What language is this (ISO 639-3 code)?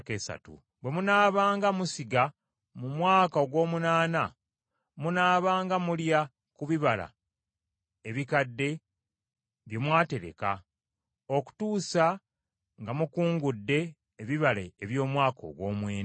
lug